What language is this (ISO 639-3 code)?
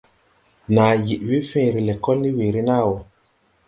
tui